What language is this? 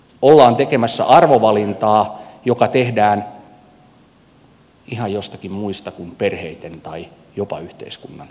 Finnish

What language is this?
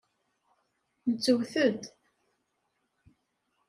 Kabyle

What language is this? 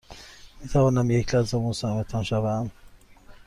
Persian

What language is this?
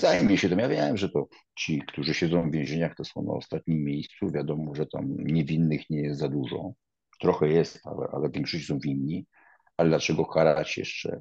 Polish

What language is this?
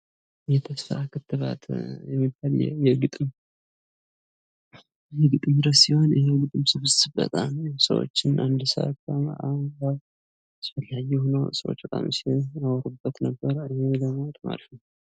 Amharic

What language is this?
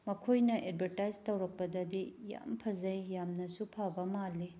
Manipuri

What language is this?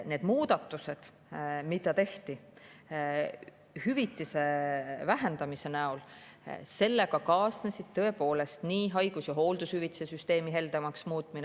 Estonian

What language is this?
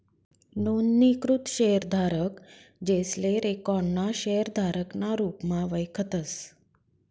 Marathi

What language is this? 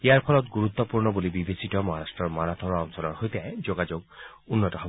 Assamese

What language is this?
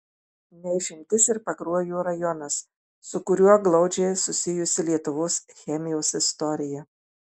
Lithuanian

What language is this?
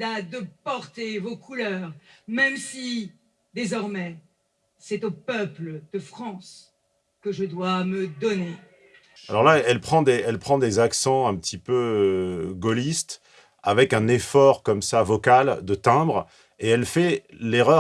French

